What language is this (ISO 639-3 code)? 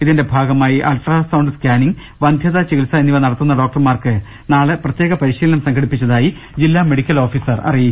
mal